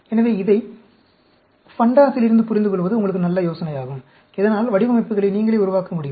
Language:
Tamil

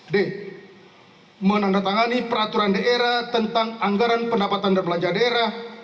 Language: Indonesian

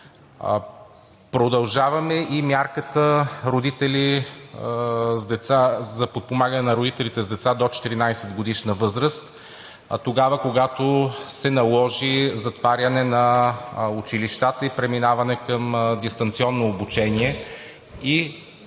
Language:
Bulgarian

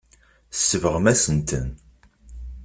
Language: Kabyle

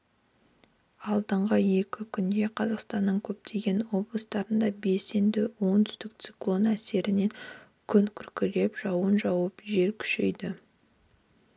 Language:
Kazakh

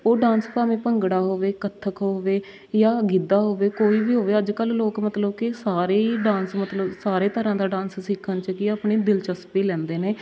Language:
Punjabi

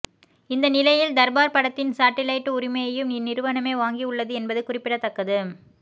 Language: Tamil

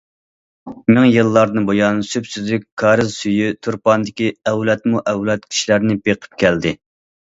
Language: Uyghur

